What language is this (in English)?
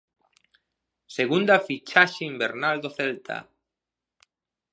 Galician